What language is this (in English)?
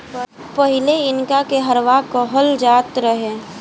Bhojpuri